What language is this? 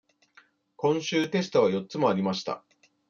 Japanese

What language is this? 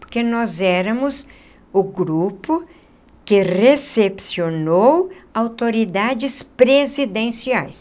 Portuguese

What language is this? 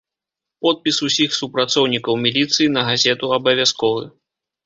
Belarusian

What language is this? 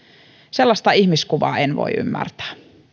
Finnish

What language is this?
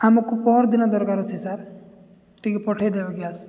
Odia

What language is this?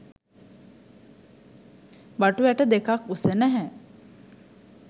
Sinhala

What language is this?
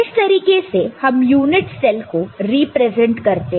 Hindi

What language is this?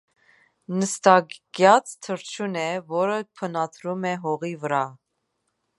Armenian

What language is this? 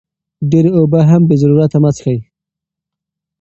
Pashto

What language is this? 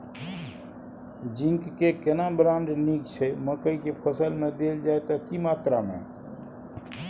Maithili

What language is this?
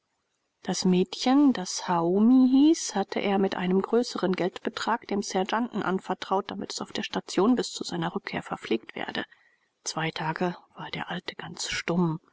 German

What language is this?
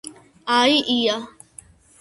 Georgian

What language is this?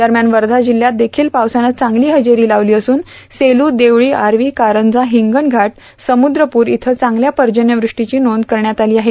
Marathi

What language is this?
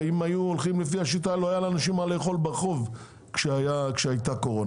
Hebrew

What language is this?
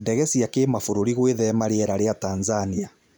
Kikuyu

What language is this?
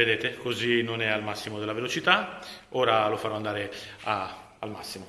Italian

